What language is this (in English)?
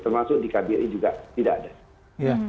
Indonesian